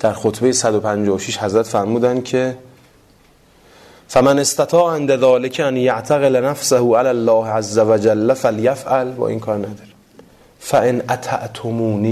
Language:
Persian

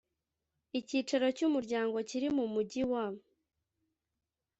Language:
Kinyarwanda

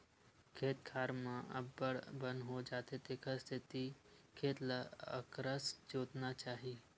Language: Chhattisgarhi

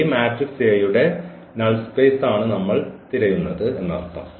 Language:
Malayalam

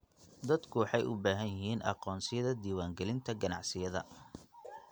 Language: Somali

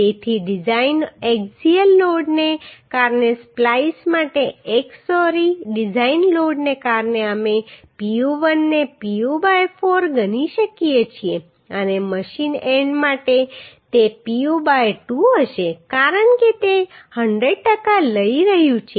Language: Gujarati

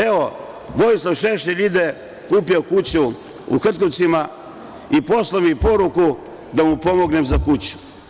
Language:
Serbian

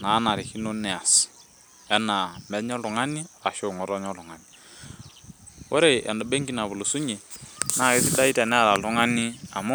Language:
Masai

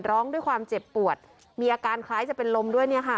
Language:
Thai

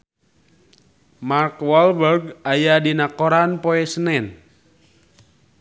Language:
Sundanese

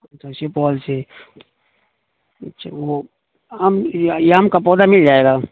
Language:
Urdu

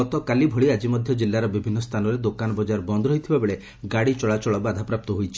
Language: Odia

